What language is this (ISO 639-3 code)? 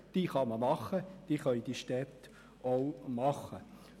gsw